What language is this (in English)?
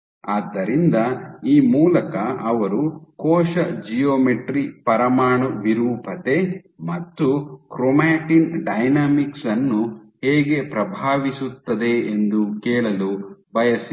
Kannada